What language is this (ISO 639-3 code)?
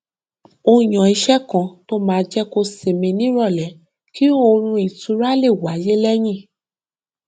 yor